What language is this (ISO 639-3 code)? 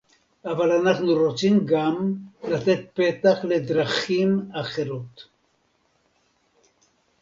heb